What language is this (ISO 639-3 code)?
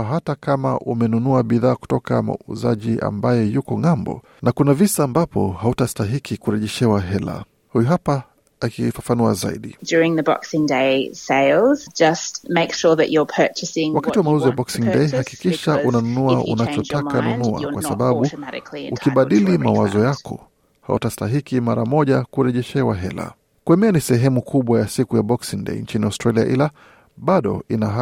swa